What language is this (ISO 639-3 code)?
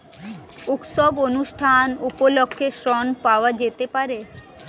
ben